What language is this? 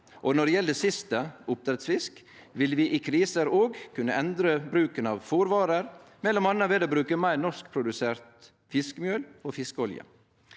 Norwegian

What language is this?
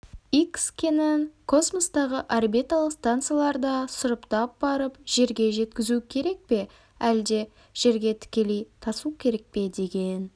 Kazakh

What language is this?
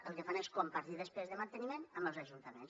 Catalan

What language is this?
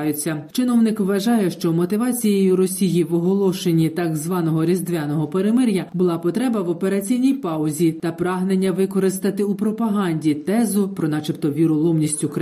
Ukrainian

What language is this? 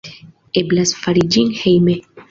Esperanto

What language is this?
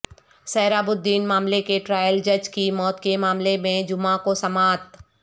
Urdu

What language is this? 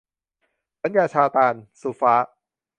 Thai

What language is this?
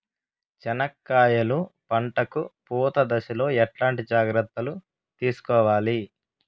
Telugu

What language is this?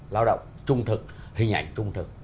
Vietnamese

